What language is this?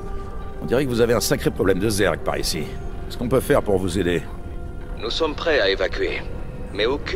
French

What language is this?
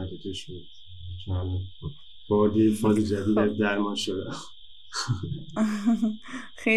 Persian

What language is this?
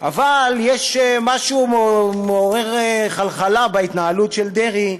Hebrew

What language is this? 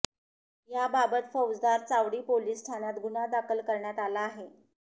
Marathi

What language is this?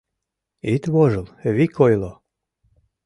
Mari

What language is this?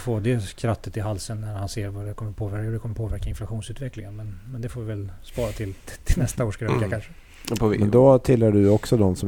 Swedish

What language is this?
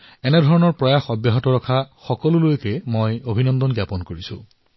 Assamese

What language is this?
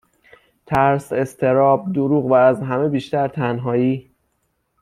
Persian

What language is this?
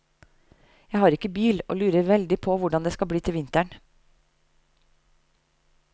Norwegian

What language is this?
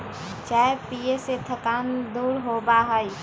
Magahi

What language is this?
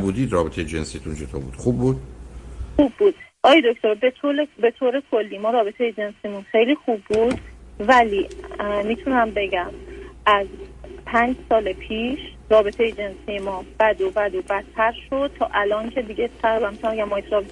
Persian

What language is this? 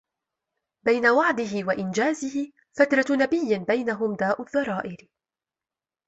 Arabic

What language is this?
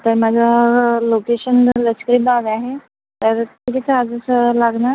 Marathi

